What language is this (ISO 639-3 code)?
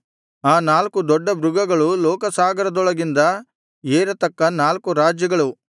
kan